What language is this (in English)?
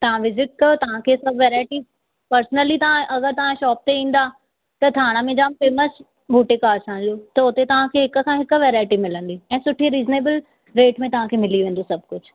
Sindhi